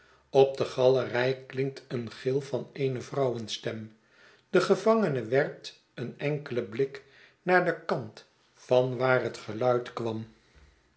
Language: Dutch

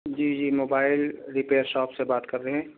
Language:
Urdu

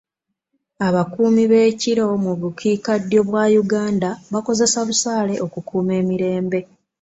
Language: Ganda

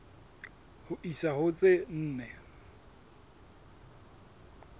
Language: Southern Sotho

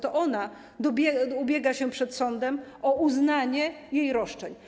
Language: Polish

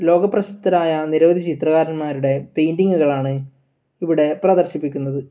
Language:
Malayalam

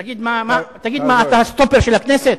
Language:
Hebrew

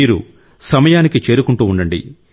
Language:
Telugu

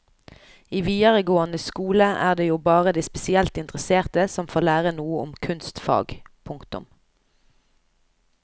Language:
Norwegian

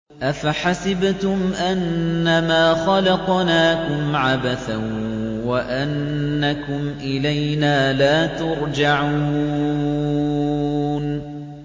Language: Arabic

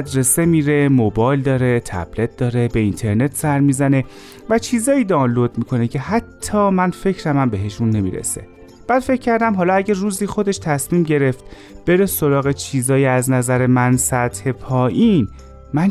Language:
Persian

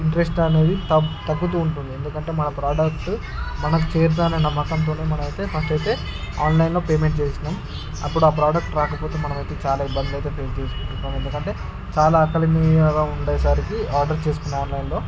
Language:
Telugu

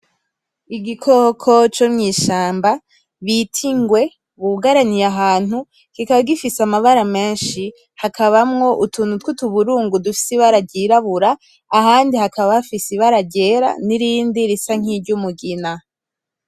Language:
Rundi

